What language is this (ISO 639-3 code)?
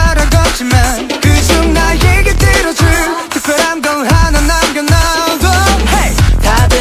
kor